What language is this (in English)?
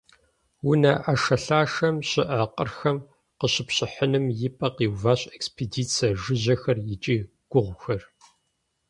Kabardian